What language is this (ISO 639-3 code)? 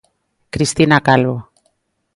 glg